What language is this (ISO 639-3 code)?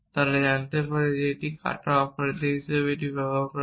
ben